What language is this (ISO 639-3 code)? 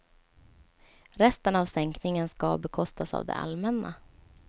swe